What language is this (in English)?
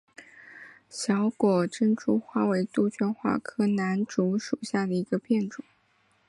Chinese